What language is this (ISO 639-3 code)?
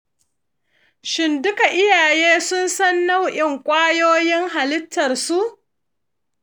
hau